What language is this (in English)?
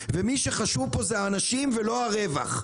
Hebrew